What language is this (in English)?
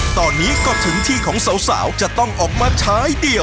Thai